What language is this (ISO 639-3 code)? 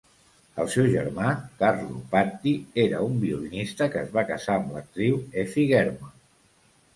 cat